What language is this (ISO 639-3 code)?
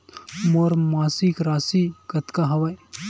hne